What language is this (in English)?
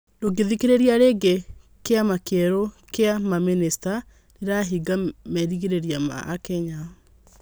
Kikuyu